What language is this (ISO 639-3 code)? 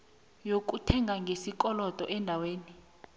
nbl